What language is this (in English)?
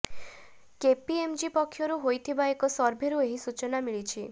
Odia